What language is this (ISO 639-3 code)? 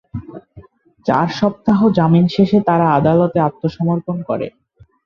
ben